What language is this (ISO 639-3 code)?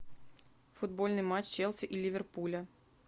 rus